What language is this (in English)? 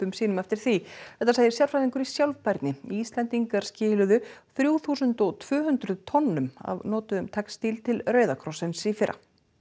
Icelandic